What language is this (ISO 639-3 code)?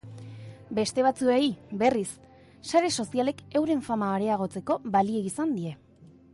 eus